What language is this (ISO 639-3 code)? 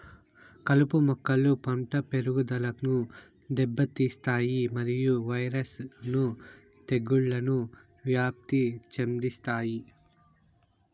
tel